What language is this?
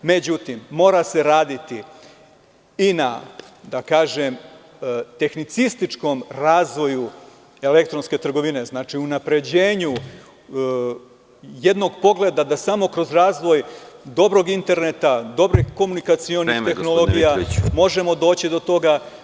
Serbian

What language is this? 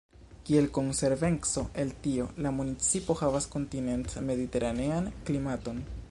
Esperanto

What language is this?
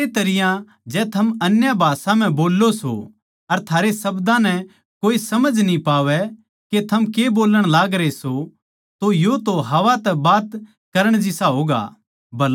Haryanvi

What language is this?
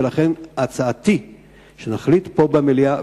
Hebrew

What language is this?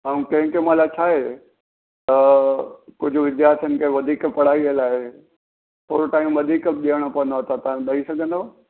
Sindhi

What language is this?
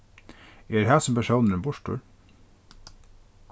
Faroese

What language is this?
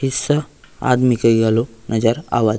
Chhattisgarhi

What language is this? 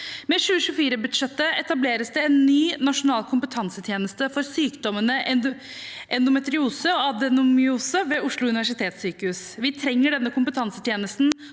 Norwegian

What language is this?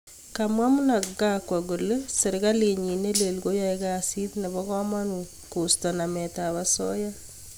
Kalenjin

